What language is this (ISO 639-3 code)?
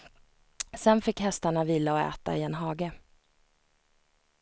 swe